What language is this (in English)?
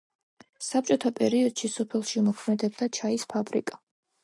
Georgian